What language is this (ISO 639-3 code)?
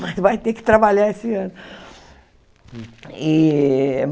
por